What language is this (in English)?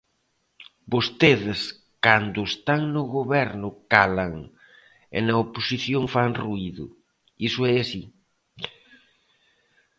Galician